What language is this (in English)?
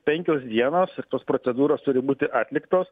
Lithuanian